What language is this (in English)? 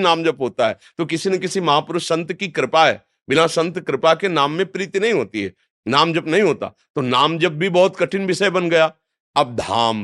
Hindi